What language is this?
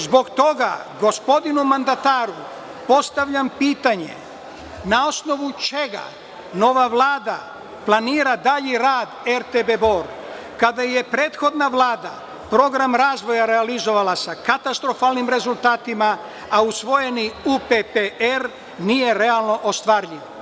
Serbian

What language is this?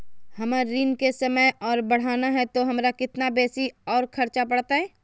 Magahi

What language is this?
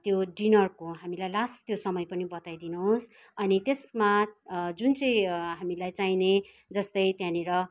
Nepali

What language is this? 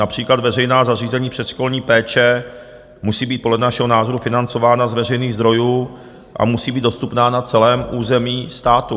Czech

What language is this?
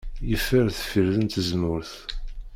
Kabyle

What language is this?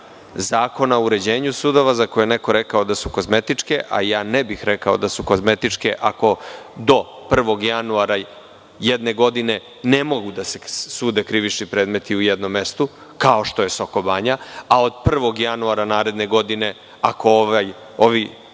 Serbian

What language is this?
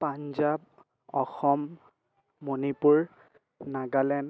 Assamese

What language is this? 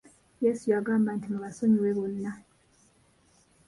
Ganda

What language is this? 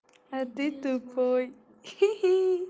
Russian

